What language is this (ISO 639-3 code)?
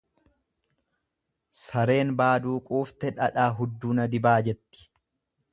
orm